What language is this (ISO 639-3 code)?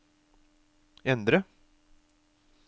nor